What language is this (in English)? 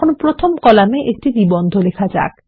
Bangla